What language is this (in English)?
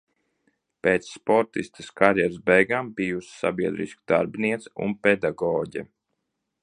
Latvian